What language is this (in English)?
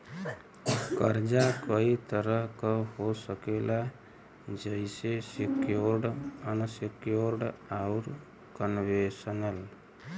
Bhojpuri